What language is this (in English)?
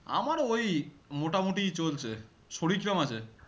Bangla